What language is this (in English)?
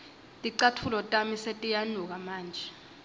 Swati